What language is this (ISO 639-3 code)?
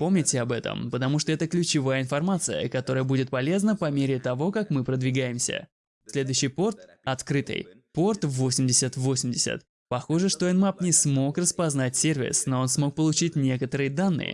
rus